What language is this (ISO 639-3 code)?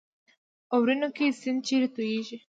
pus